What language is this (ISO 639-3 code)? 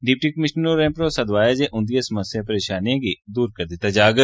doi